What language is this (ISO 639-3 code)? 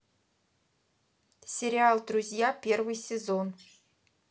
rus